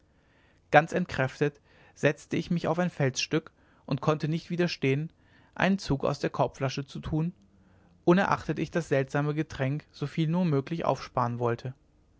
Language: German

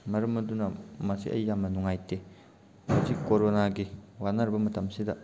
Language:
Manipuri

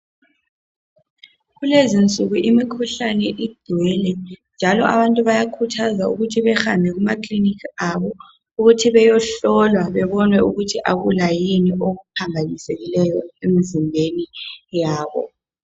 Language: North Ndebele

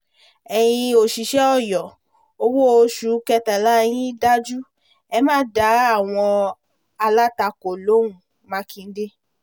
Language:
Yoruba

